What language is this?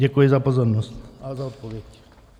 Czech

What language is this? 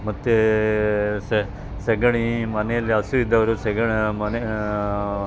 Kannada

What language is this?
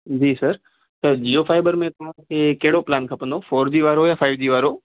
Sindhi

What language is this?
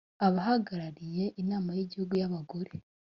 Kinyarwanda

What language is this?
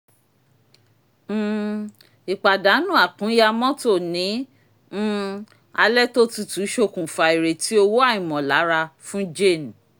Yoruba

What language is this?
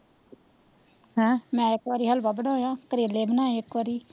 Punjabi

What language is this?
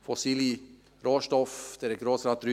Swiss German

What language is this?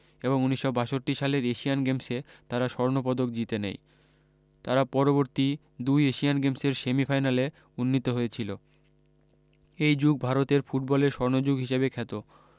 Bangla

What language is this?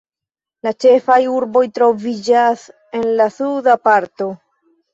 Esperanto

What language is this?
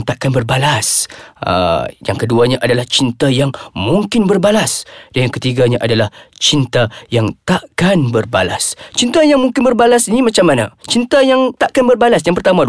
Malay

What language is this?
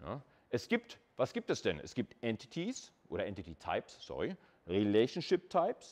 German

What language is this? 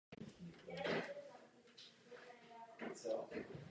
Czech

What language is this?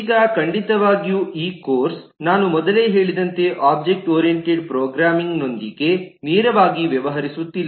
Kannada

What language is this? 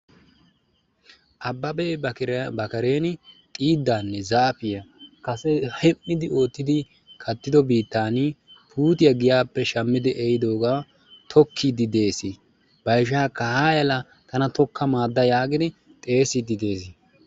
Wolaytta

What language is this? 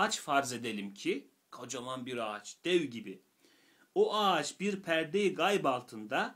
Turkish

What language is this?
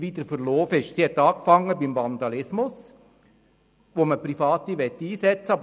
Swiss German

